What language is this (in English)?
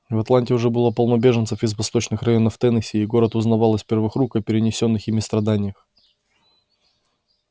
Russian